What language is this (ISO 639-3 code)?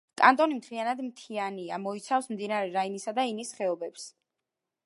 kat